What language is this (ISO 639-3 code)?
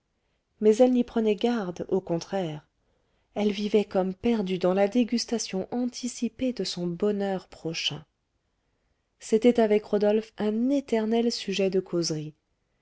fra